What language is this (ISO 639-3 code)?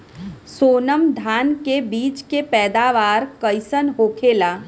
bho